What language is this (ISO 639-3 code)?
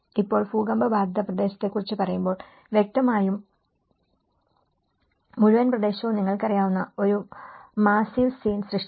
mal